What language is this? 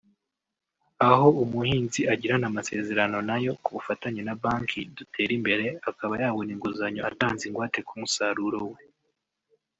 Kinyarwanda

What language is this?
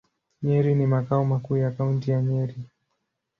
Swahili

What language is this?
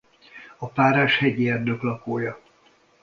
Hungarian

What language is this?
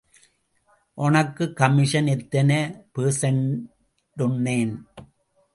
Tamil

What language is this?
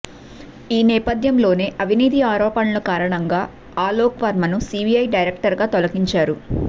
Telugu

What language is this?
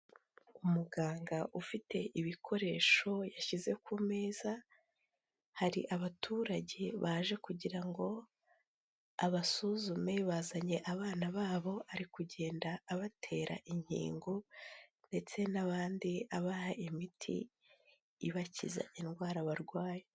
Kinyarwanda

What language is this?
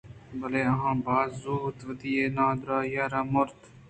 Eastern Balochi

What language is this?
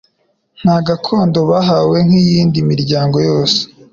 Kinyarwanda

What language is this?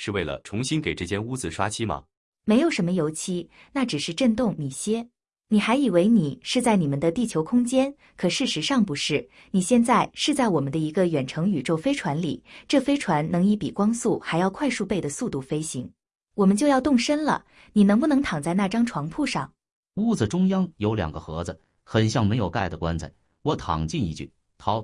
Chinese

